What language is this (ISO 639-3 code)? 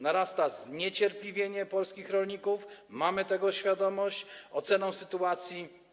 pol